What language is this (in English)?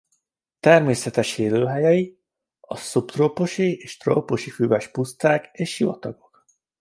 Hungarian